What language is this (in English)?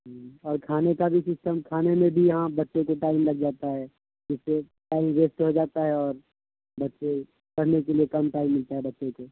Urdu